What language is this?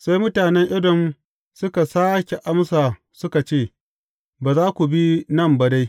Hausa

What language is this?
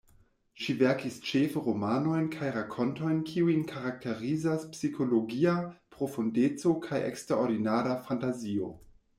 Esperanto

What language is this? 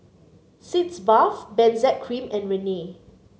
English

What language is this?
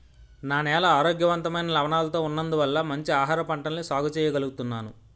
Telugu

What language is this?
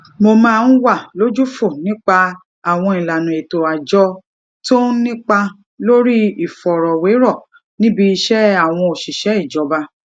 Yoruba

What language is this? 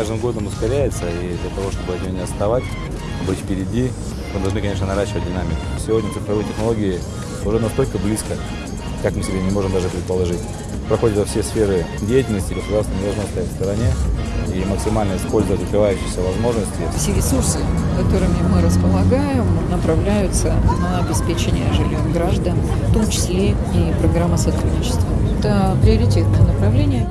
Russian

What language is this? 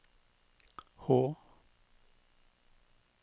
Norwegian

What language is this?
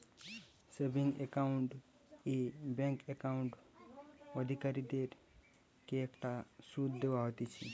Bangla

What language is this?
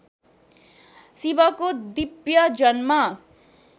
Nepali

